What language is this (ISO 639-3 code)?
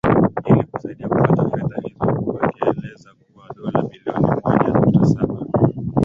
swa